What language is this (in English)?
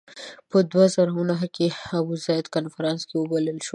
Pashto